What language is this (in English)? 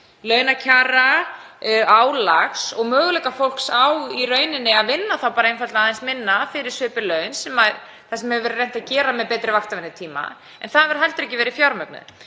Icelandic